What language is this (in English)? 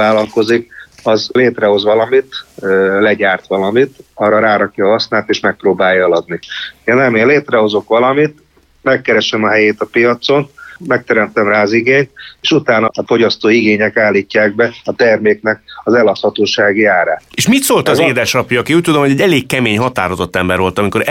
Hungarian